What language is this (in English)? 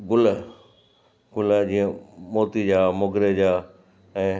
Sindhi